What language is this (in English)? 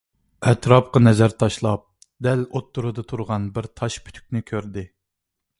Uyghur